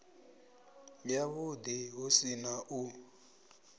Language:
Venda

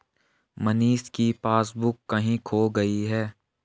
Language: Hindi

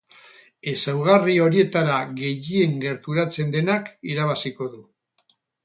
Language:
Basque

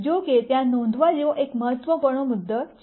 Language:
Gujarati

